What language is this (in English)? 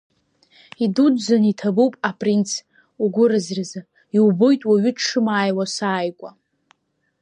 Abkhazian